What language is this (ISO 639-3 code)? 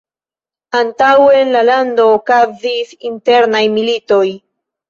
epo